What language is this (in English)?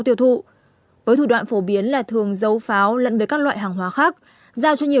Vietnamese